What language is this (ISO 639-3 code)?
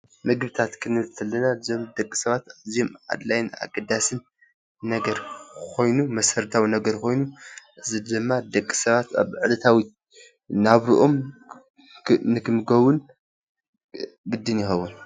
tir